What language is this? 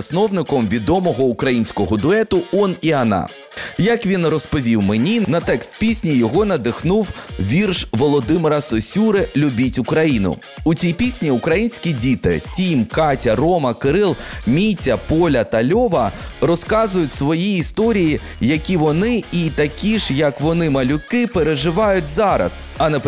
Ukrainian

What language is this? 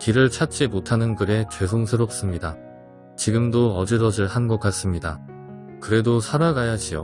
Korean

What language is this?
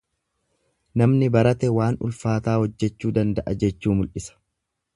Oromo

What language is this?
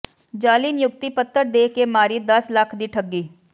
Punjabi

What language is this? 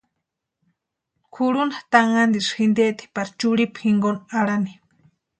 Western Highland Purepecha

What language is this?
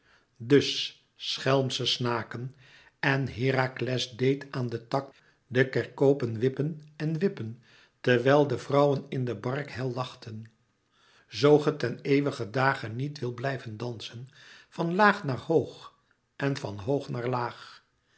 Dutch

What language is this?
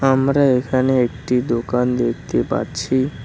Bangla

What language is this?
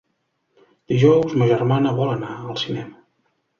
Catalan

